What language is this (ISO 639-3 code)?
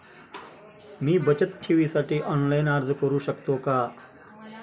mar